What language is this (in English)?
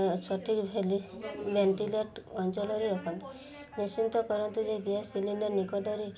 Odia